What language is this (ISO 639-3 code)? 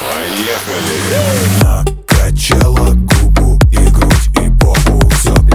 rus